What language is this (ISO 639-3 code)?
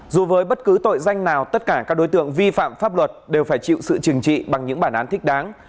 vie